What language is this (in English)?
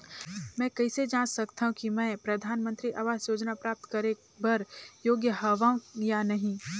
Chhattisgarhi